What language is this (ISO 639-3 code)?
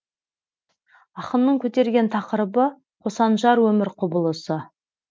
kaz